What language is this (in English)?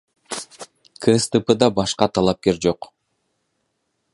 Kyrgyz